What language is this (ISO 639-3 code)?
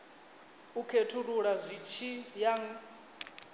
ven